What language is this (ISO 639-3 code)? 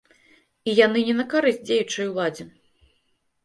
bel